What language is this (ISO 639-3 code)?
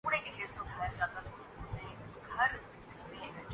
urd